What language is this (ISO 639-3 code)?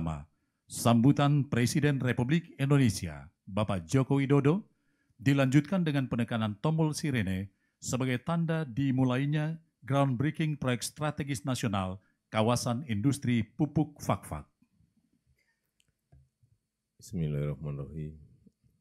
ind